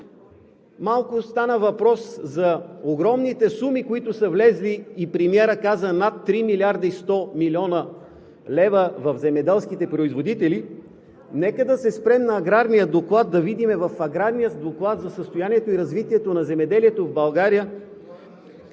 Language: Bulgarian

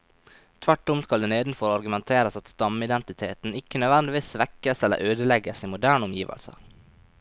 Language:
Norwegian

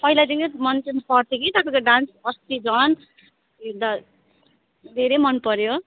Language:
Nepali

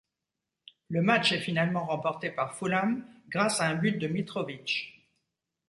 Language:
French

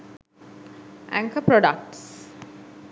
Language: Sinhala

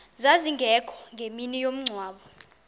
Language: Xhosa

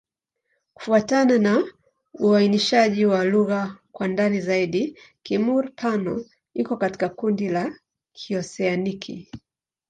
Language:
Swahili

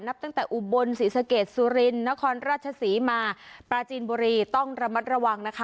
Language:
Thai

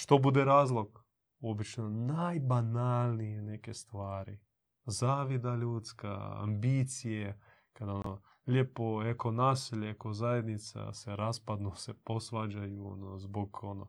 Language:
Croatian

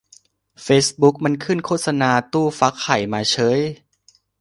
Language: Thai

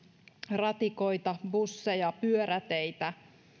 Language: Finnish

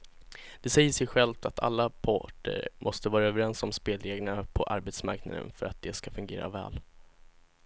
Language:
Swedish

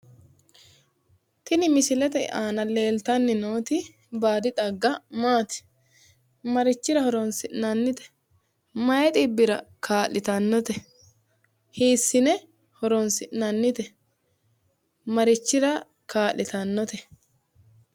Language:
Sidamo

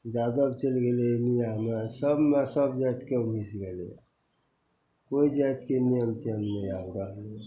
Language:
Maithili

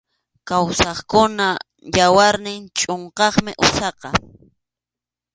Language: Arequipa-La Unión Quechua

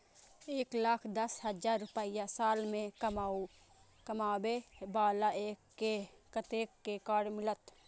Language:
Maithili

